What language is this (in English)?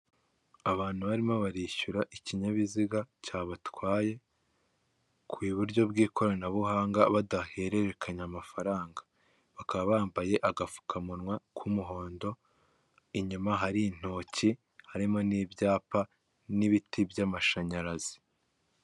Kinyarwanda